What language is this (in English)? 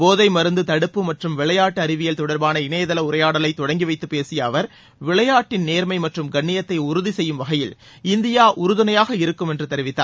Tamil